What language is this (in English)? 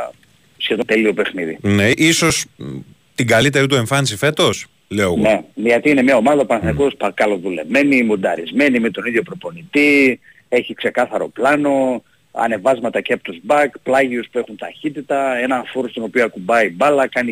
Greek